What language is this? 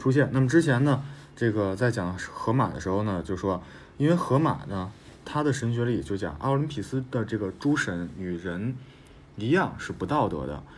Chinese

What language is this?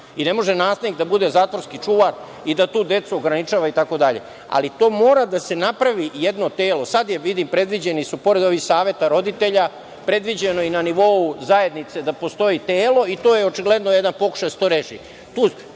Serbian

